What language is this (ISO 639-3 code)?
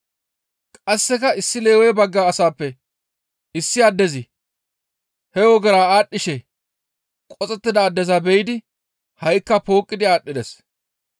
gmv